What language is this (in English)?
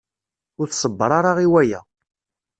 Kabyle